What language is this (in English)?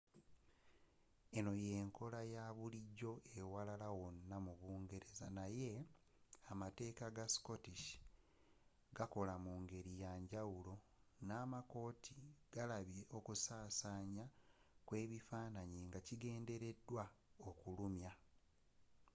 Ganda